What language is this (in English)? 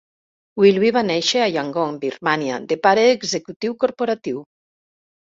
Catalan